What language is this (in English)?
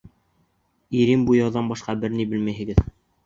Bashkir